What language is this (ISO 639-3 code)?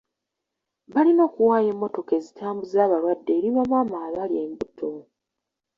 lug